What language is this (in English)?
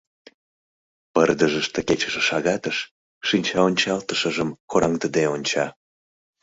Mari